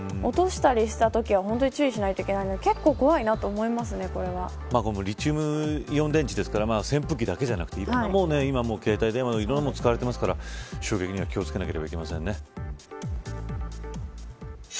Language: Japanese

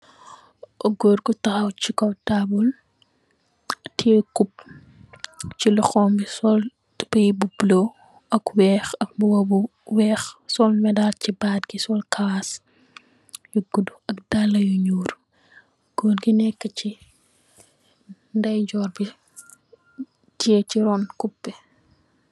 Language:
Wolof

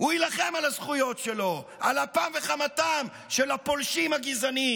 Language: Hebrew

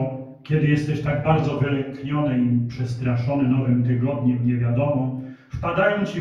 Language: Polish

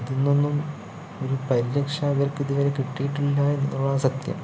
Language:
Malayalam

